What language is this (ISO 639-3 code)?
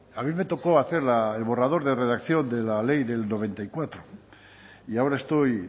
spa